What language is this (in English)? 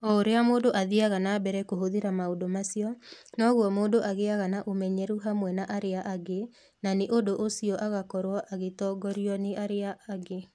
Kikuyu